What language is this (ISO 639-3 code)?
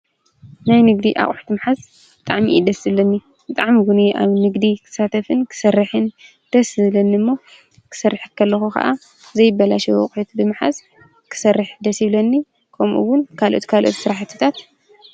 tir